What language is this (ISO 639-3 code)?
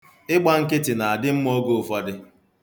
ibo